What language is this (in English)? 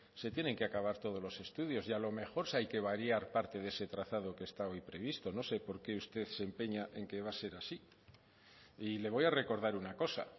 Spanish